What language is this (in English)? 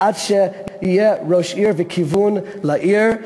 Hebrew